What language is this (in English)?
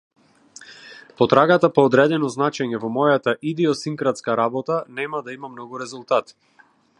Macedonian